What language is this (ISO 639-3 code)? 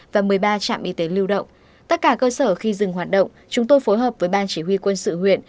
vie